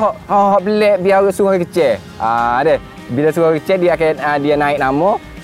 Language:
Malay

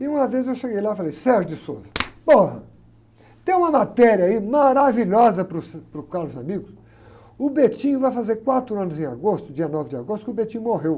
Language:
Portuguese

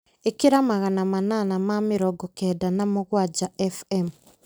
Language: Kikuyu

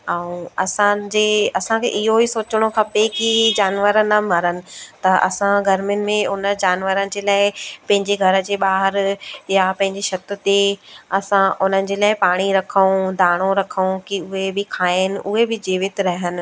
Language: Sindhi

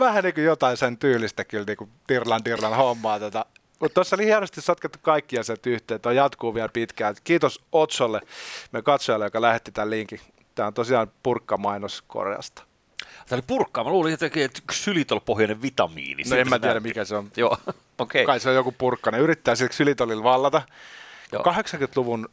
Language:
Finnish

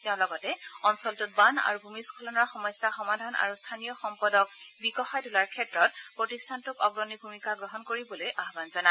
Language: Assamese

